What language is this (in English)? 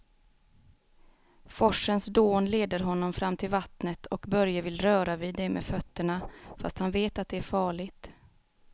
Swedish